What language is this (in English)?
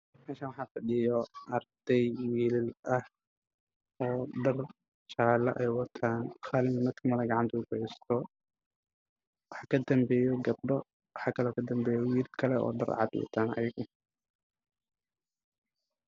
Somali